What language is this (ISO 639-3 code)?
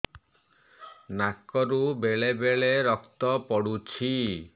ori